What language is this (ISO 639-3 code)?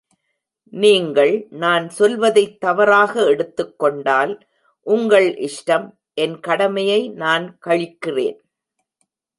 tam